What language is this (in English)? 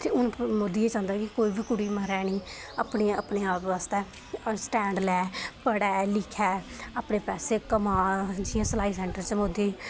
Dogri